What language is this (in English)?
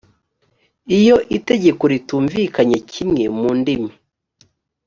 Kinyarwanda